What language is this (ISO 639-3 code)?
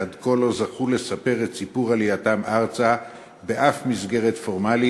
heb